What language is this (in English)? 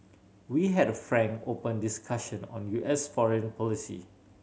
English